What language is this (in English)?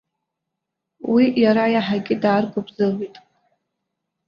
Abkhazian